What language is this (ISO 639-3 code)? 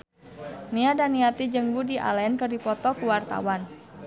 sun